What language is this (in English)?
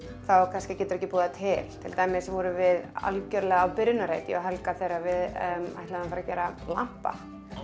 Icelandic